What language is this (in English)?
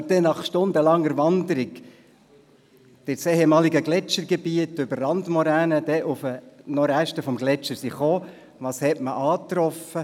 Swiss German